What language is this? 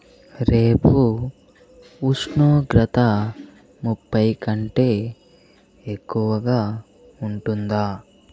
Telugu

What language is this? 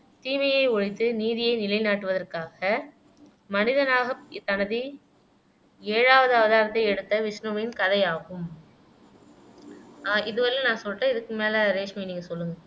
Tamil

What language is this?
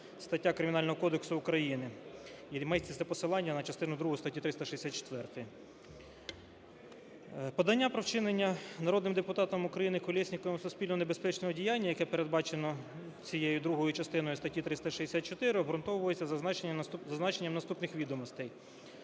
Ukrainian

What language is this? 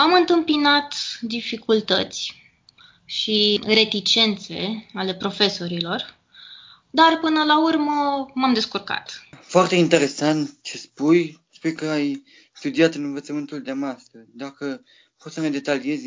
Romanian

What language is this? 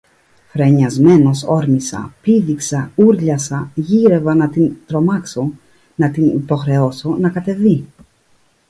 Greek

